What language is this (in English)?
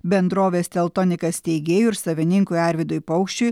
Lithuanian